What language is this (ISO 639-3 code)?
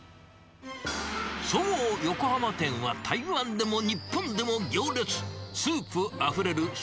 jpn